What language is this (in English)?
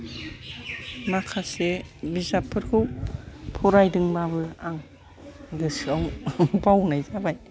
Bodo